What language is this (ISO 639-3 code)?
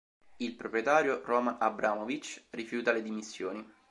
ita